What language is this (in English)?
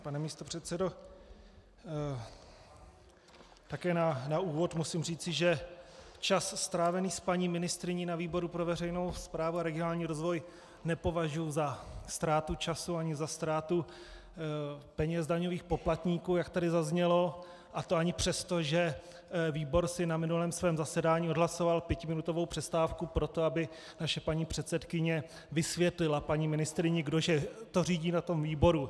Czech